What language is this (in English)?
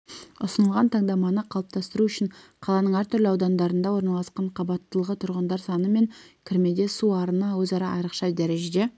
Kazakh